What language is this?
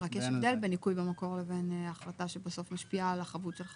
Hebrew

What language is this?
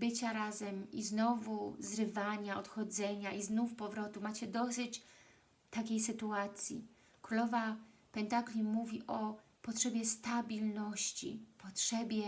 Polish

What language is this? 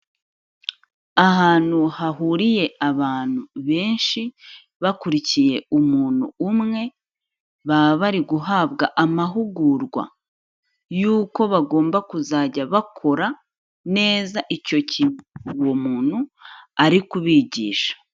Kinyarwanda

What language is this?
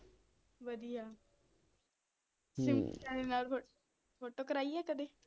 Punjabi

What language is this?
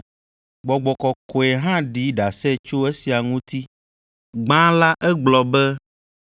Ewe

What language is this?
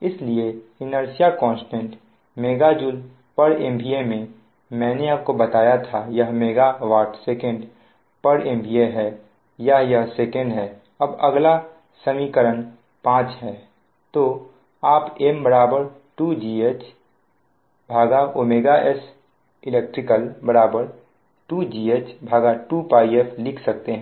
Hindi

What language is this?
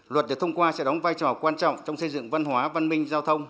Vietnamese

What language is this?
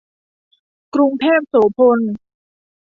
Thai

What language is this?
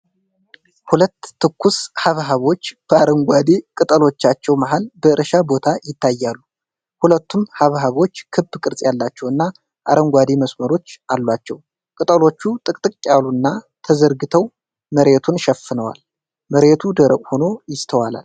Amharic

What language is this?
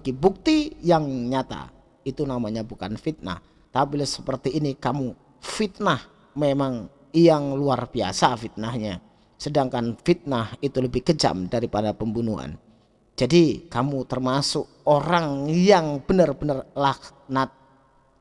Indonesian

